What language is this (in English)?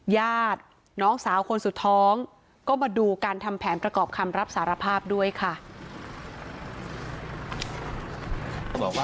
Thai